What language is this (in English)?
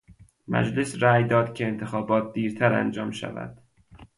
Persian